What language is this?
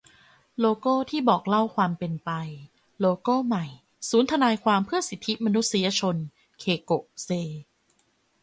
Thai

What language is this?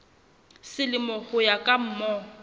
Southern Sotho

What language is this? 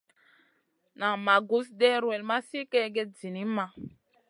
Masana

